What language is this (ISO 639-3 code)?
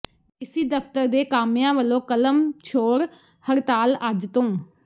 pan